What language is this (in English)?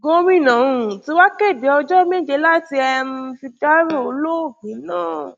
Yoruba